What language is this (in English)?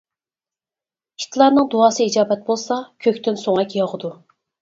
Uyghur